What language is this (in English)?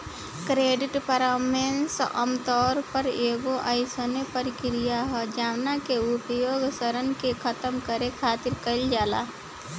Bhojpuri